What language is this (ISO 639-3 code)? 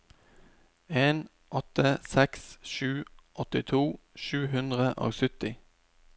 nor